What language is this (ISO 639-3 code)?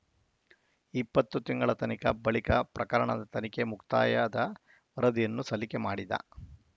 kan